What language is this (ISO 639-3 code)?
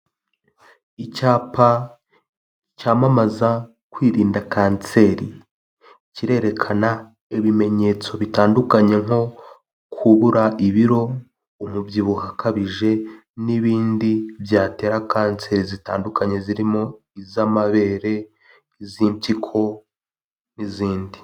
kin